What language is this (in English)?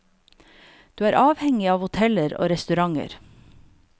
Norwegian